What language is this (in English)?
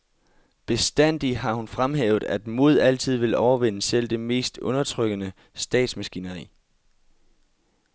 Danish